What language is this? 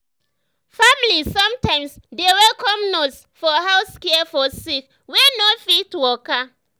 Nigerian Pidgin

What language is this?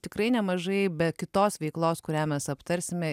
Lithuanian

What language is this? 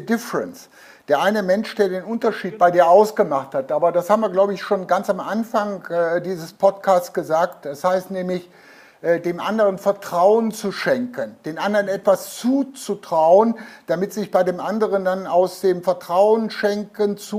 German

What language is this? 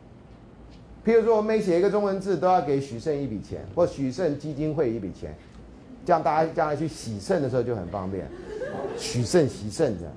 Chinese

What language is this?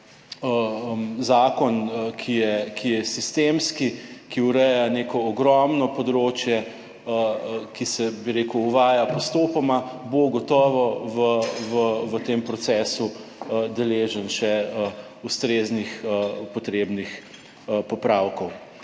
Slovenian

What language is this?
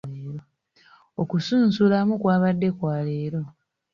Ganda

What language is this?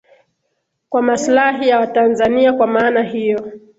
Swahili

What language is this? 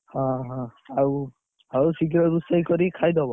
Odia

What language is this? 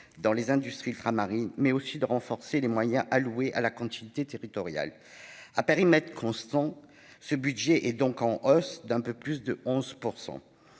French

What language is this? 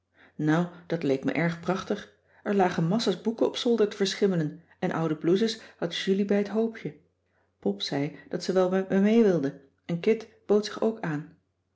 Dutch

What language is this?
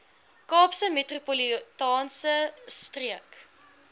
Afrikaans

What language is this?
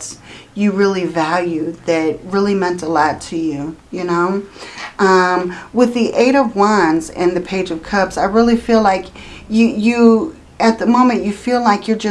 English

